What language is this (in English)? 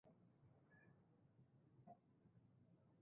Swahili